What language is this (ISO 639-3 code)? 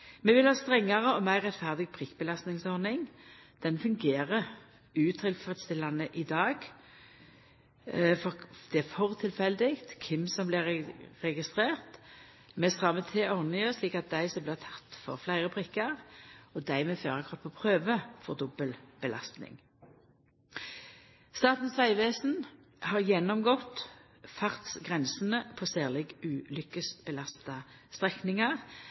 nno